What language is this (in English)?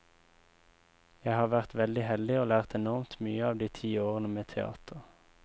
Norwegian